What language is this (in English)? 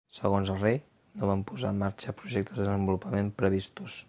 Catalan